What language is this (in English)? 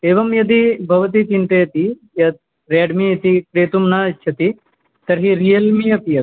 Sanskrit